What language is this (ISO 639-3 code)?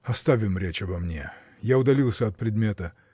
rus